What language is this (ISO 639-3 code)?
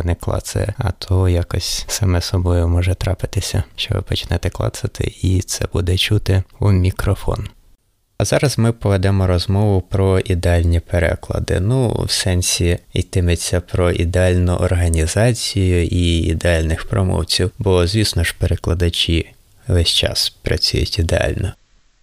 ukr